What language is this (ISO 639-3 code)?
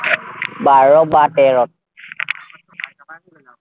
asm